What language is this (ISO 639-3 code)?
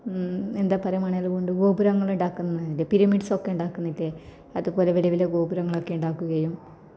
mal